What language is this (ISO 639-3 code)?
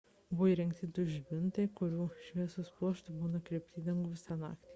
lit